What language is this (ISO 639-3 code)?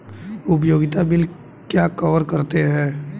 hin